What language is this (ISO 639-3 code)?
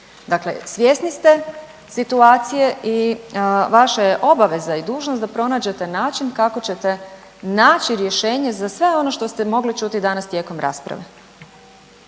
hrv